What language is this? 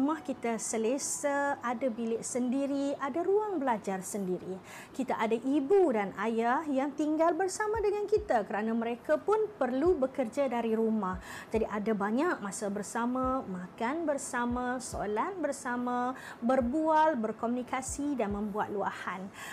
Malay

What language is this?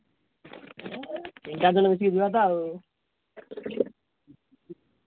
Odia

